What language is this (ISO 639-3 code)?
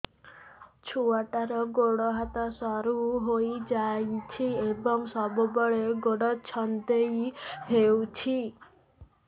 ori